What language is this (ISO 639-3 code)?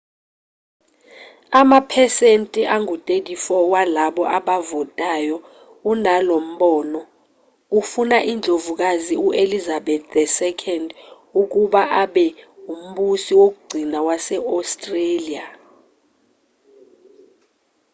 zul